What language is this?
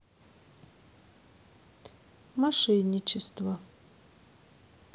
Russian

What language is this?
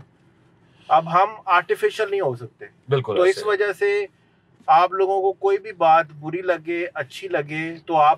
Hindi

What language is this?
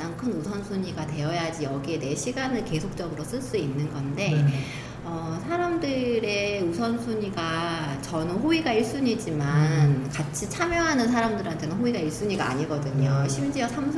Korean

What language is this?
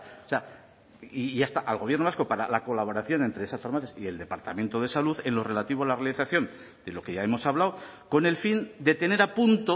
Spanish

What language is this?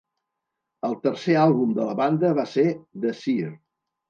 Catalan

